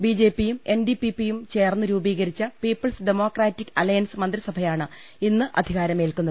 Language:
Malayalam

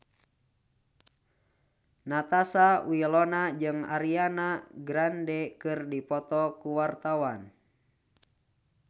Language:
Sundanese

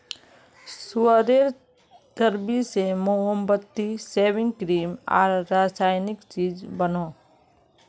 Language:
Magahi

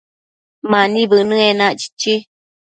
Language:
Matsés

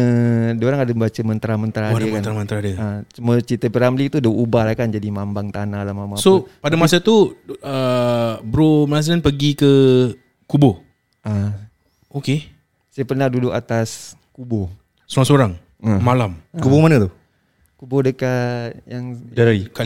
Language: Malay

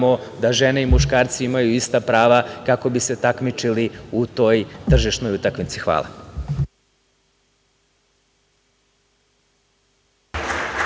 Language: Serbian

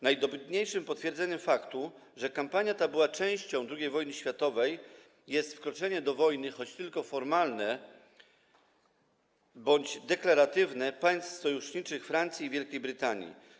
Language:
Polish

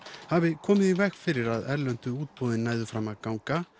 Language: Icelandic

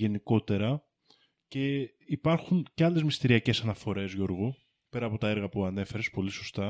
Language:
Greek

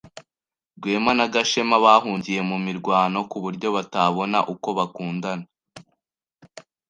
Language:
Kinyarwanda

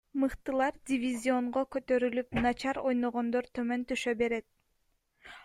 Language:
Kyrgyz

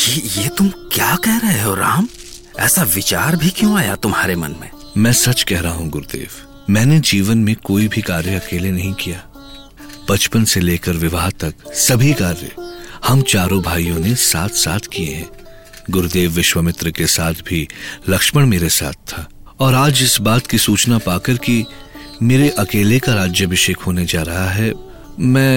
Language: Hindi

